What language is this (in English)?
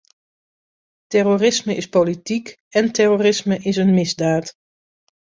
Dutch